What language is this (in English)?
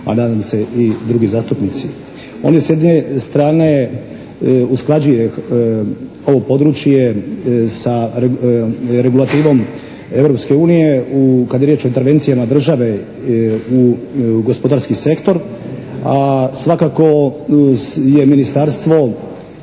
Croatian